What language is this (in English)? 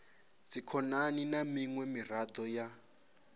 Venda